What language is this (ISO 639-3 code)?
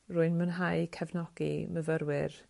cym